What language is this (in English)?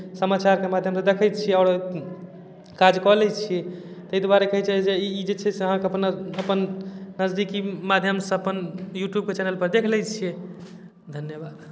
Maithili